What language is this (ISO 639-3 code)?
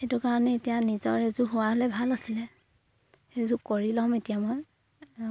asm